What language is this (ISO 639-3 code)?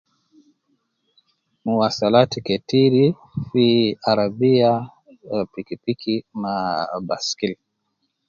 kcn